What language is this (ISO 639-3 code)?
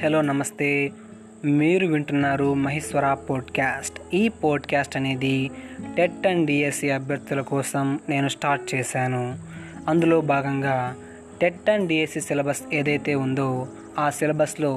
tel